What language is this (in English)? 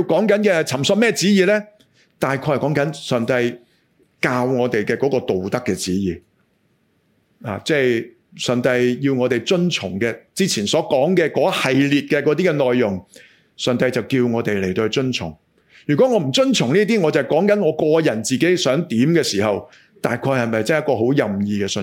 Chinese